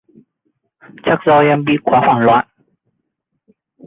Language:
Vietnamese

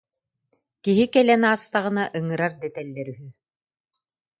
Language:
Yakut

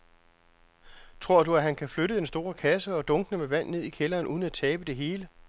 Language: Danish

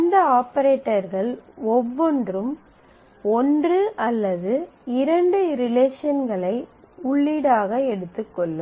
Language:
Tamil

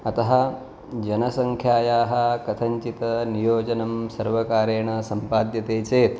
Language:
Sanskrit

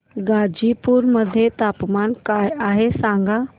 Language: Marathi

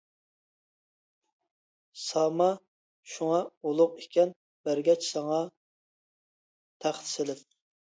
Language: Uyghur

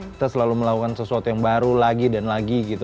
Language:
Indonesian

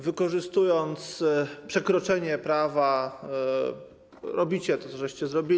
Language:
Polish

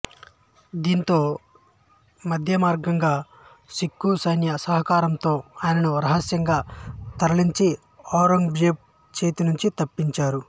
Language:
Telugu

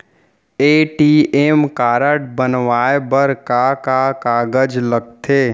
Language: Chhattisgarhi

